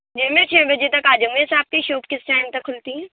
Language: Urdu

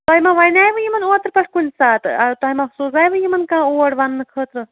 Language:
Kashmiri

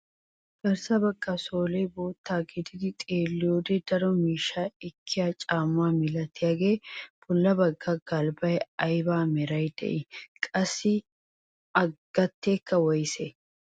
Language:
Wolaytta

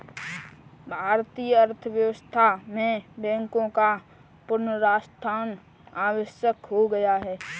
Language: Hindi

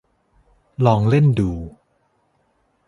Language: Thai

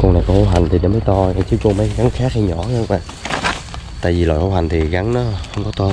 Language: Vietnamese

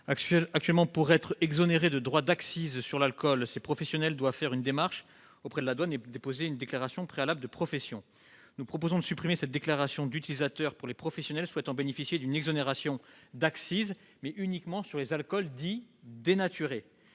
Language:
French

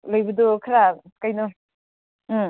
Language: Manipuri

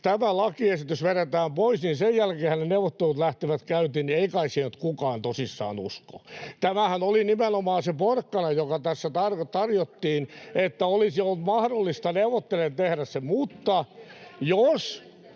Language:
Finnish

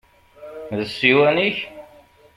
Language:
Kabyle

